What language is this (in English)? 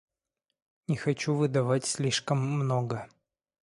Russian